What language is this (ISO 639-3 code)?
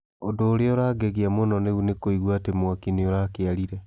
kik